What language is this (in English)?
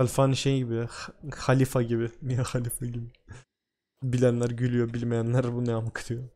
Turkish